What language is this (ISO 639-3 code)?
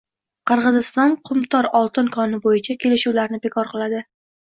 uzb